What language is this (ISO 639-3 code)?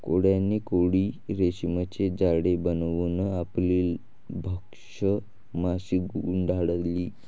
mar